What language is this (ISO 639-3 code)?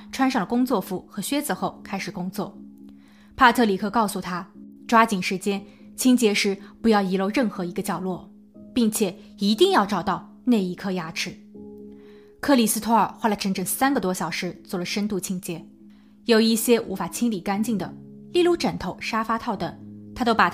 zho